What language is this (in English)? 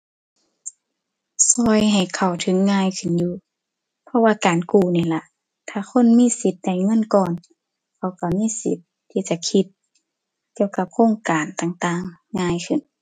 Thai